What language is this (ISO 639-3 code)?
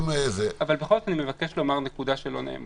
heb